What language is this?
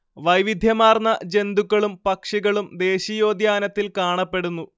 Malayalam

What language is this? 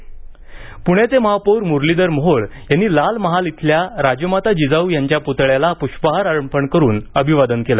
Marathi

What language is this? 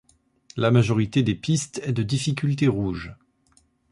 French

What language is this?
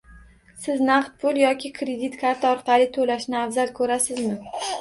Uzbek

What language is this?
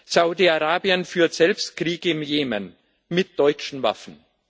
German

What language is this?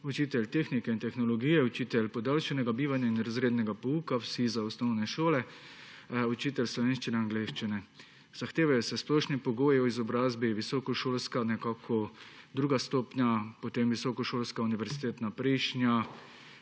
Slovenian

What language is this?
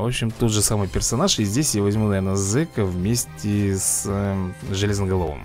Russian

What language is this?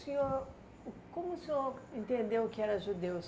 Portuguese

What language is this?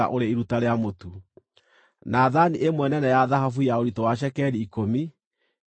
Kikuyu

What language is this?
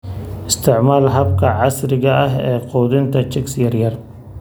Somali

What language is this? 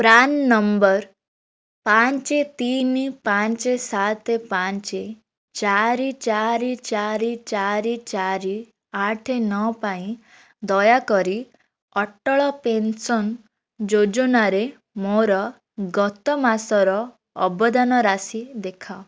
Odia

